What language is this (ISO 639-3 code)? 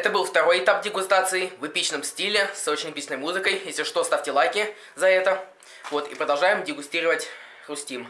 rus